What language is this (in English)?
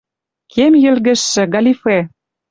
Western Mari